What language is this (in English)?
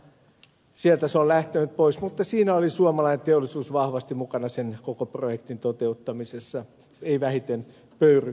Finnish